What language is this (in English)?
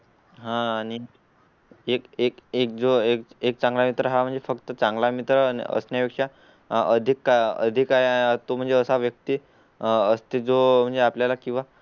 Marathi